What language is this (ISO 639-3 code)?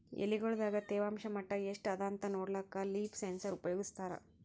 kan